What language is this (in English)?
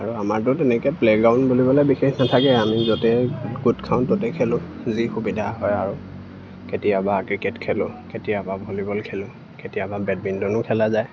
Assamese